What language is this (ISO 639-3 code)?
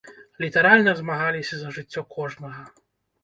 bel